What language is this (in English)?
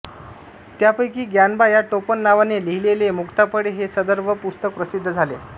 Marathi